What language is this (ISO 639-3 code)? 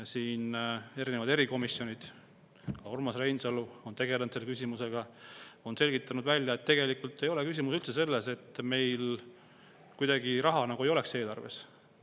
est